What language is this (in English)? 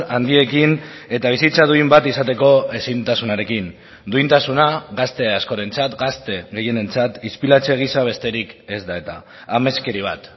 Basque